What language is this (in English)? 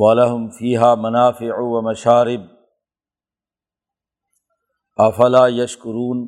Urdu